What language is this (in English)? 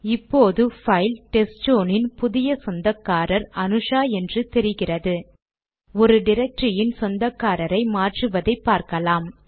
Tamil